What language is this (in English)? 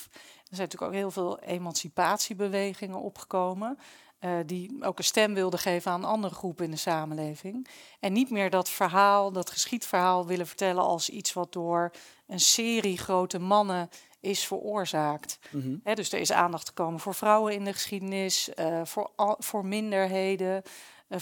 Dutch